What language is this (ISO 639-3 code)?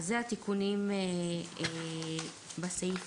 heb